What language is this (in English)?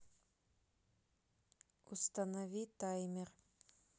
Russian